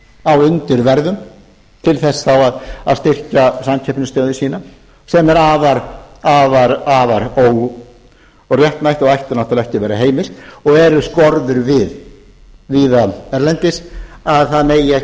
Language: Icelandic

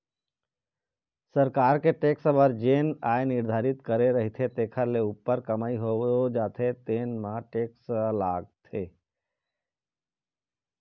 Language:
Chhattisgarhi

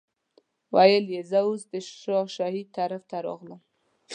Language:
Pashto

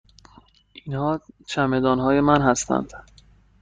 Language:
Persian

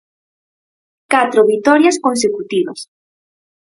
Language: Galician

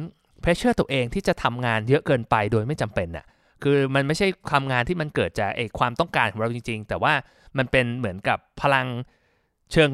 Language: Thai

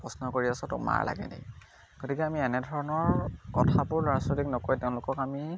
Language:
Assamese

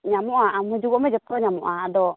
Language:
Santali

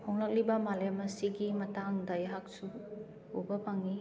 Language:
Manipuri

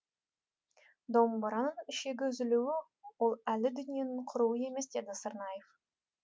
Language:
Kazakh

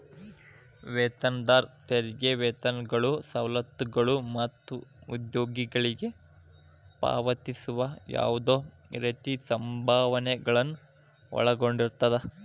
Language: Kannada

